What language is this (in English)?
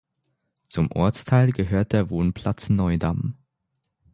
German